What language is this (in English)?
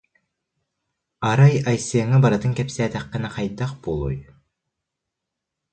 Yakut